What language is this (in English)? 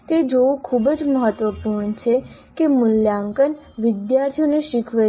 Gujarati